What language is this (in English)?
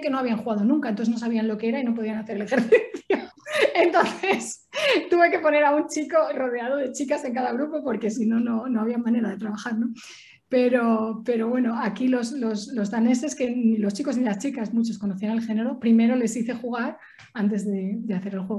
Spanish